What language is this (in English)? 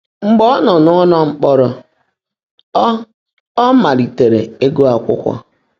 Igbo